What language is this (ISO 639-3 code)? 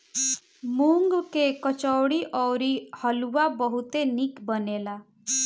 bho